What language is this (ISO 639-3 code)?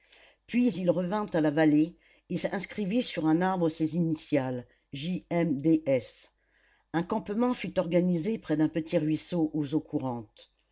fra